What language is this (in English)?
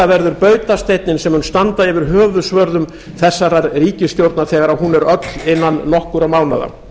Icelandic